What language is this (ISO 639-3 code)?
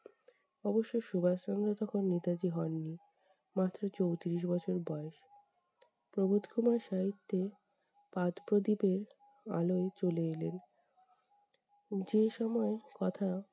ben